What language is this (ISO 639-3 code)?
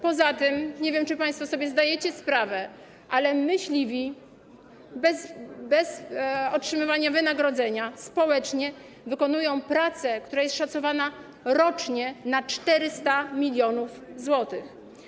pol